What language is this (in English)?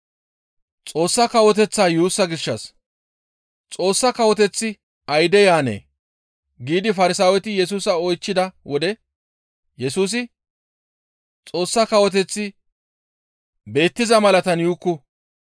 Gamo